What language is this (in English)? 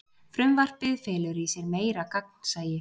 Icelandic